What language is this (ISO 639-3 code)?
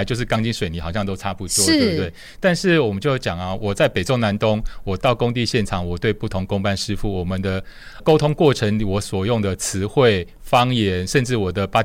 zho